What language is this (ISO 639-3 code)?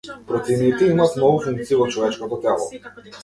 mkd